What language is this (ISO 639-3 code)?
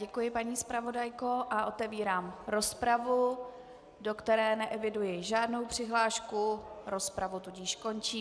ces